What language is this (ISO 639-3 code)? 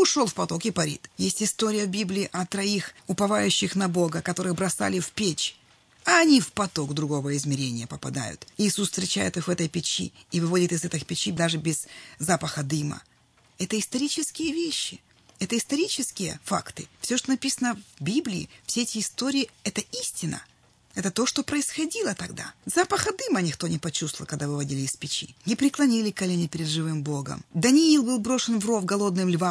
rus